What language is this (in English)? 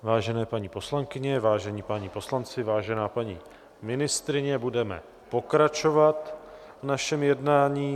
Czech